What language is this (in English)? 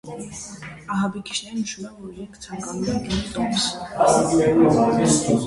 Armenian